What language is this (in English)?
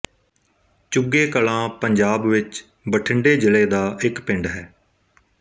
Punjabi